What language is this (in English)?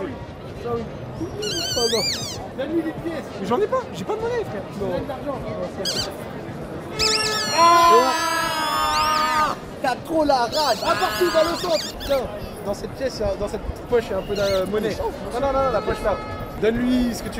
French